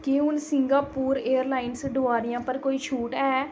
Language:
Dogri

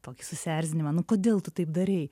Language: Lithuanian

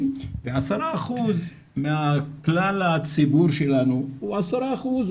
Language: Hebrew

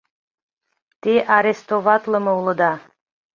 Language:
Mari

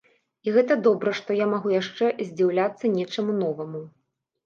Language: Belarusian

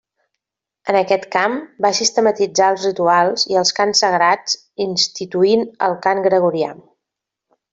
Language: Catalan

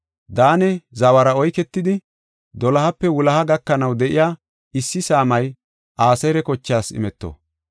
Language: Gofa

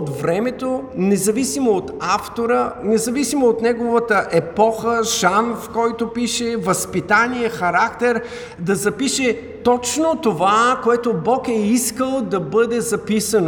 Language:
Bulgarian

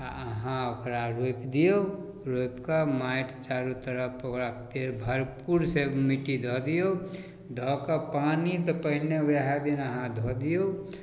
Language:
Maithili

